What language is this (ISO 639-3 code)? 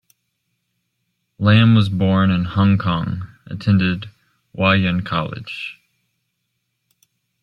eng